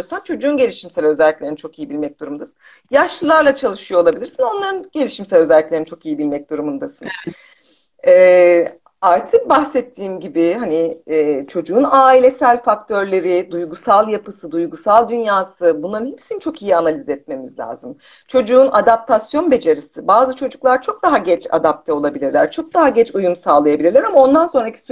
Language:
Turkish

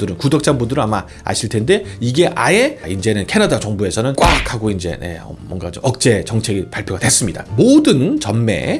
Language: Korean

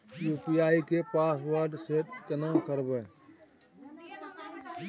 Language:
Maithili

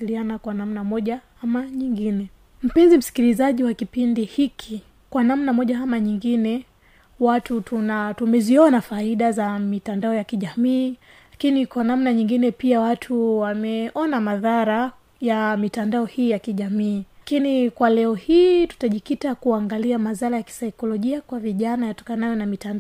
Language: Swahili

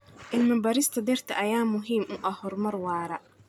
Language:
Somali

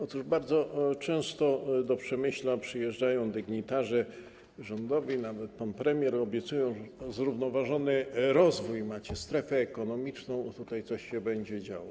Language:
Polish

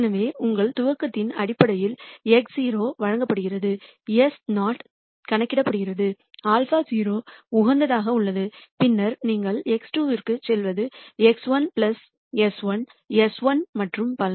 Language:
Tamil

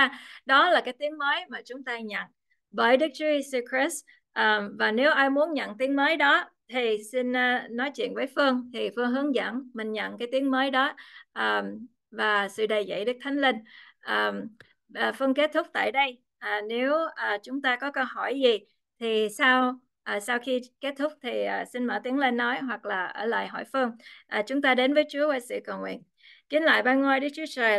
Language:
Vietnamese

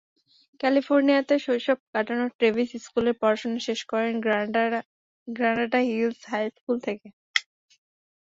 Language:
Bangla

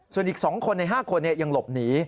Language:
Thai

